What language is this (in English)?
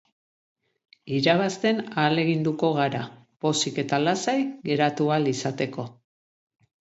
Basque